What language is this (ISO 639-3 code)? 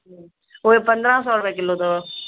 snd